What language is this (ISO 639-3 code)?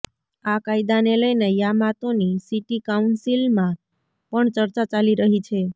guj